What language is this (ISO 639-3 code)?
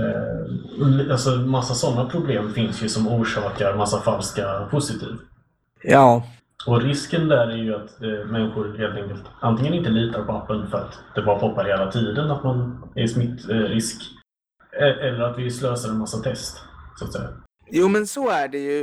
swe